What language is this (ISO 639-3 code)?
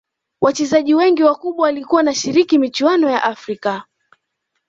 swa